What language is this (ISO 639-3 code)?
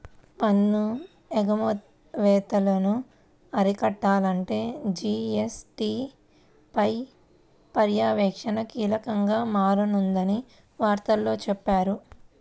tel